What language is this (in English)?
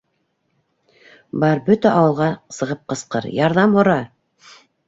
Bashkir